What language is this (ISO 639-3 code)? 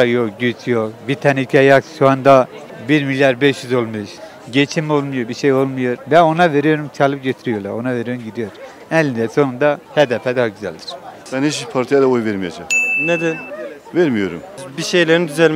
tur